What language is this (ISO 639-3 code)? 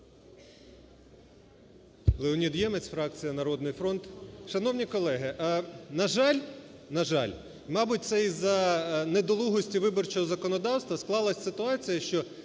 ukr